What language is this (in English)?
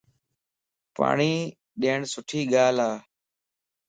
Lasi